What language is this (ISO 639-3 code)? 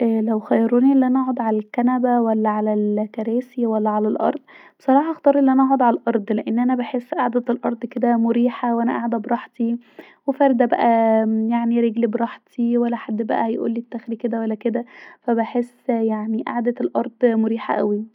arz